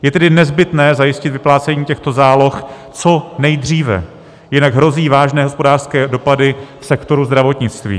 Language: Czech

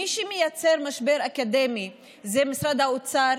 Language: Hebrew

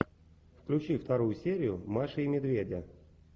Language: Russian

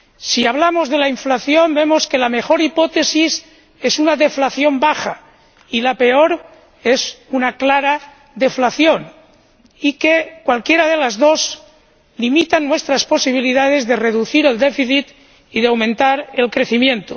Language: Spanish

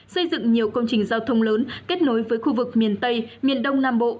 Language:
Vietnamese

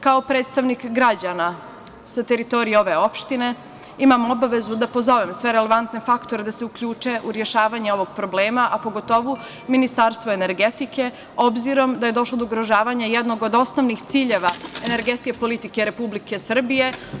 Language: Serbian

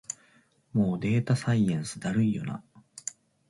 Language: Japanese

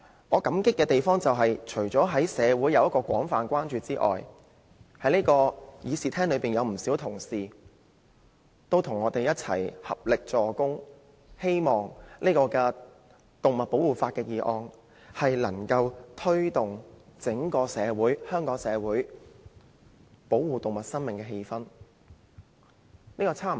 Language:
Cantonese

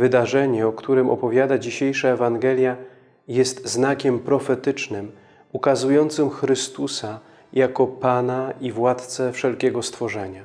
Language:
Polish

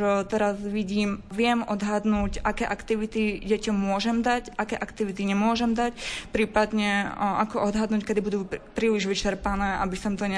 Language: Slovak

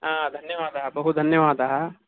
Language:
Sanskrit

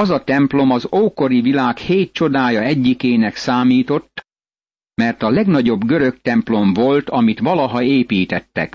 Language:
Hungarian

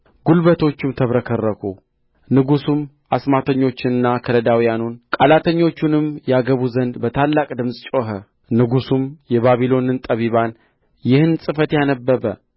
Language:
Amharic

